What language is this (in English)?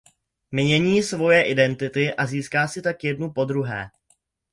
Czech